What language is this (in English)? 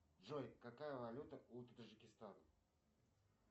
Russian